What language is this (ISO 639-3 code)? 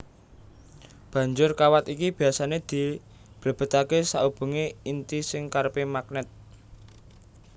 jav